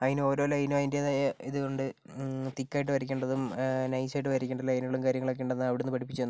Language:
Malayalam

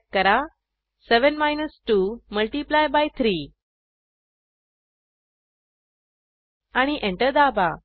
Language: Marathi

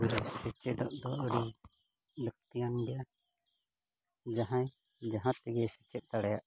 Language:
Santali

